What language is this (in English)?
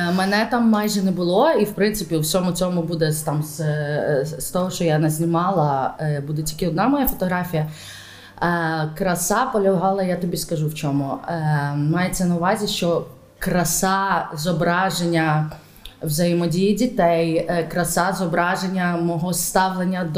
Ukrainian